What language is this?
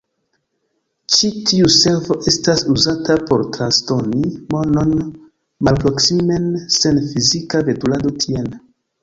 Esperanto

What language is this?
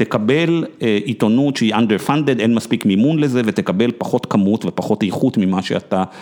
Hebrew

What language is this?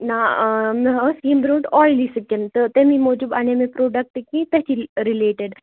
Kashmiri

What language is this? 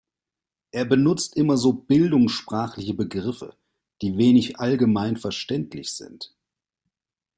German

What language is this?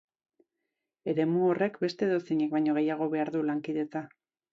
Basque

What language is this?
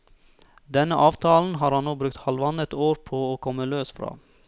Norwegian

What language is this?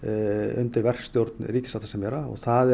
Icelandic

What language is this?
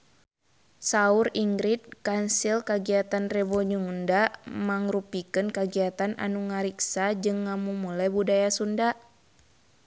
Sundanese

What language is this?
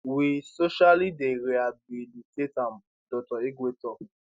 Nigerian Pidgin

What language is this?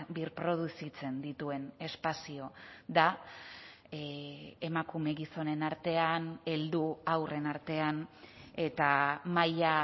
Basque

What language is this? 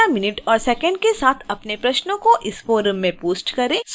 Hindi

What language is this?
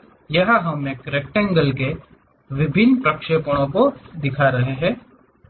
Hindi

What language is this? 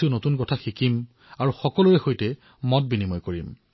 Assamese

